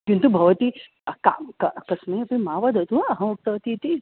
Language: Sanskrit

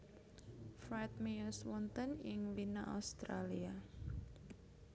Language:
Javanese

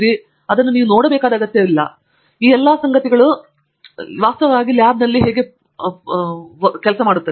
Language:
Kannada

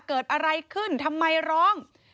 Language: Thai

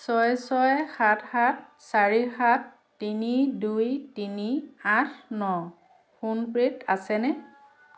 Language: Assamese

